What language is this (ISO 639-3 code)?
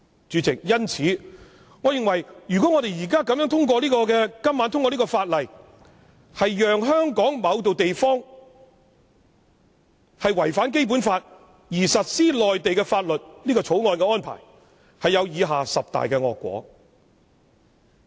yue